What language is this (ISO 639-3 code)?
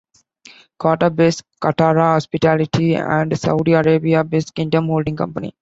eng